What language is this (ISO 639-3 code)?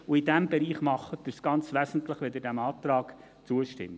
gsw